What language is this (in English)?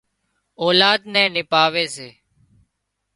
Wadiyara Koli